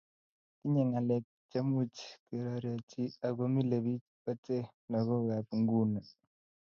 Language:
Kalenjin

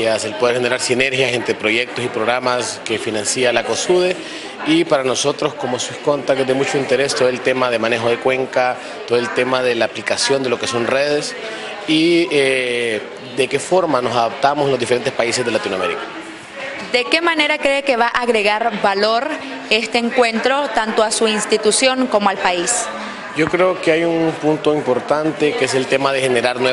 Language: Spanish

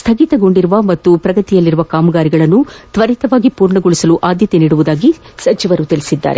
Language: Kannada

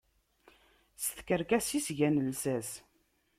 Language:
Kabyle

